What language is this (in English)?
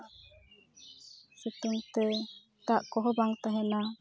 Santali